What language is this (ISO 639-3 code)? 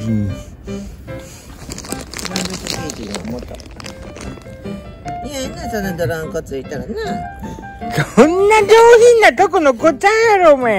jpn